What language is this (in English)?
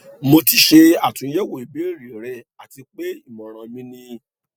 Yoruba